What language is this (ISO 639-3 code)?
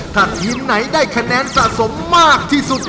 tha